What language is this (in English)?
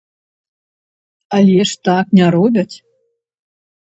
Belarusian